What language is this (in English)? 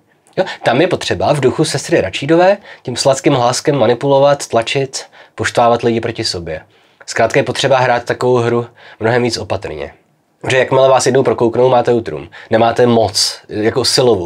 Czech